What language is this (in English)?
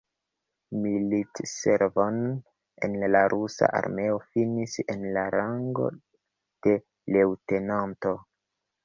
Esperanto